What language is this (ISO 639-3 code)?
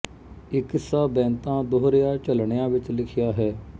pan